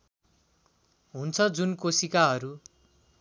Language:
Nepali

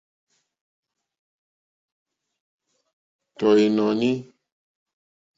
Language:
Mokpwe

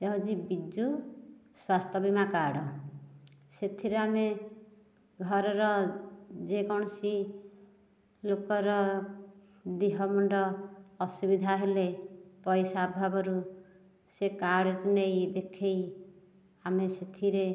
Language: Odia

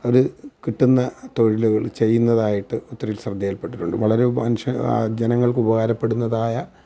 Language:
Malayalam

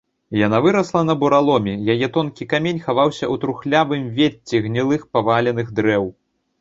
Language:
Belarusian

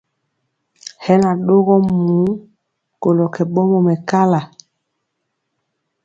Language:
Mpiemo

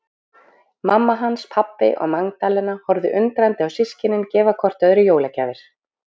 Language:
Icelandic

